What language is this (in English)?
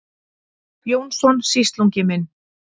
Icelandic